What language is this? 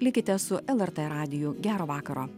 Lithuanian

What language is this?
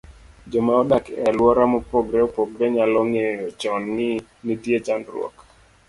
Luo (Kenya and Tanzania)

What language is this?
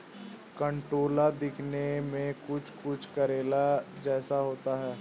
Hindi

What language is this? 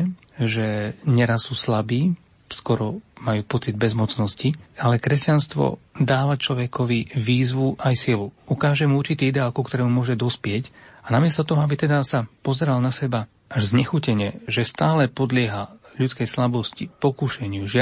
Slovak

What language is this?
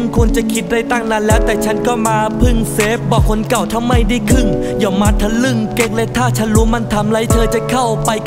Thai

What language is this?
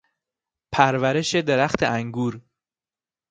Persian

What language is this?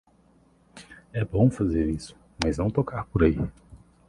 Portuguese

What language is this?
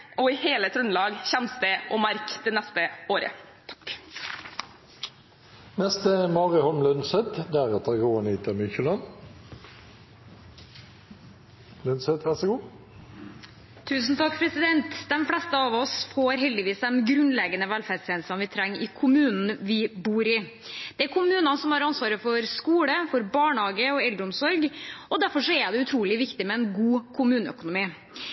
Norwegian Bokmål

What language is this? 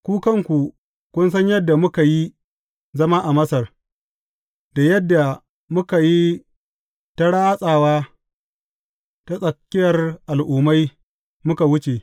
Hausa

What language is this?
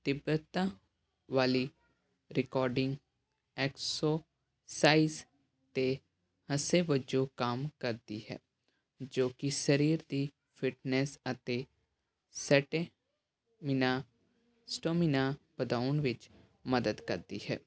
Punjabi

